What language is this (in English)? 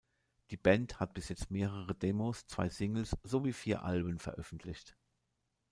German